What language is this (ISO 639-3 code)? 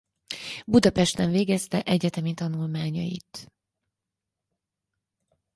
hun